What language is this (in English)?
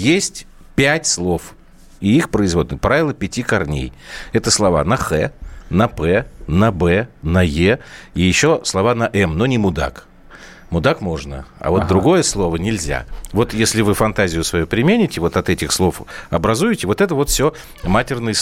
Russian